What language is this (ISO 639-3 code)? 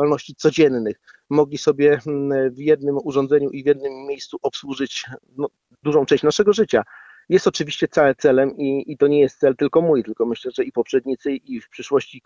pol